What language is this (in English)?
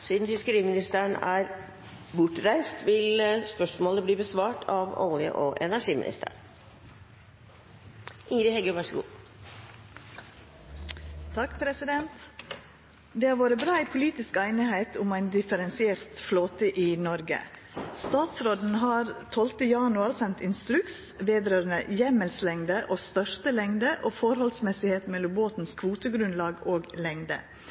Norwegian